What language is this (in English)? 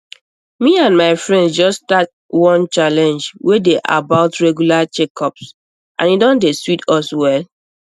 Nigerian Pidgin